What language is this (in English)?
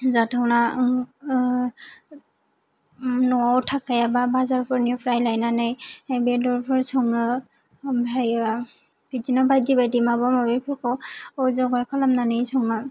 Bodo